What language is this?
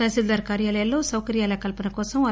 Telugu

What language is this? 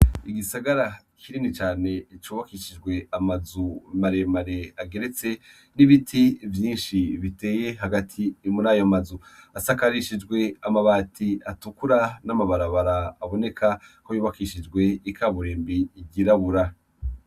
Rundi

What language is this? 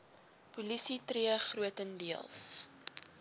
Afrikaans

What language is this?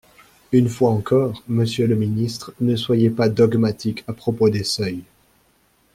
French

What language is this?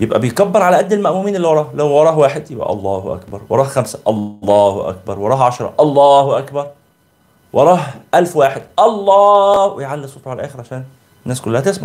Arabic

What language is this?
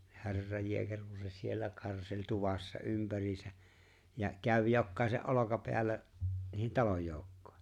Finnish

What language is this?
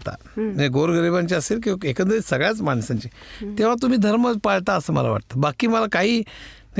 Marathi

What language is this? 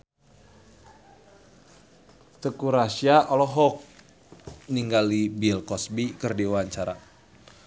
Sundanese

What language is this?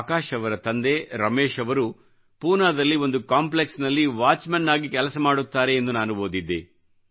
Kannada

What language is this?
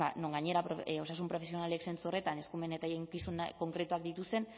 Basque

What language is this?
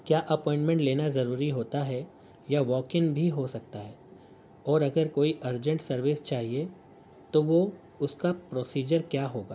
Urdu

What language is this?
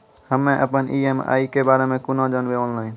Maithili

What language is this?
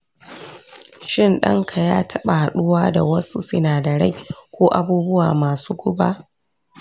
Hausa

